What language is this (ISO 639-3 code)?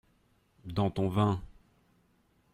fra